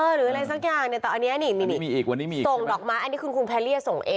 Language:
Thai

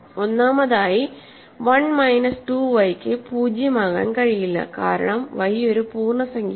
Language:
Malayalam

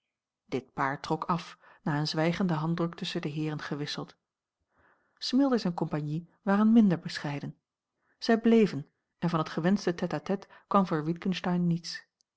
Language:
Dutch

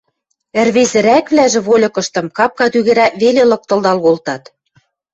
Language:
Western Mari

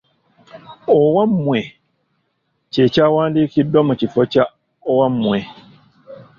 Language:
Ganda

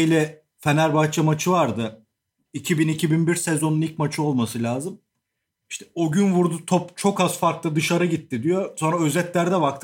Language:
Turkish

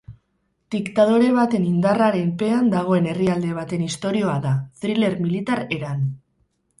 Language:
Basque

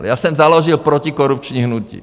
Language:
Czech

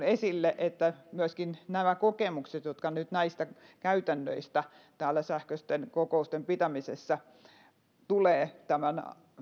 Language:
Finnish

